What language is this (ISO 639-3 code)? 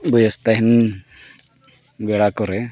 sat